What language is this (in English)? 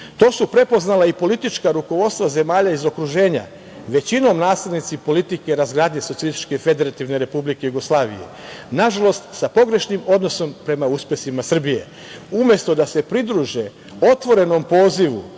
Serbian